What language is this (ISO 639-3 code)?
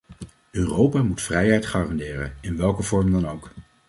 nld